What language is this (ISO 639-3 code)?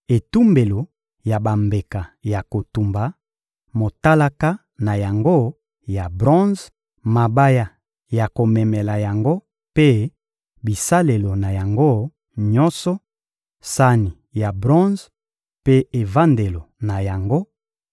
lin